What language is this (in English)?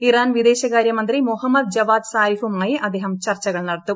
Malayalam